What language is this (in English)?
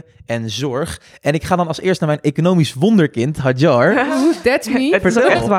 Dutch